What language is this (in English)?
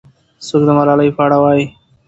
Pashto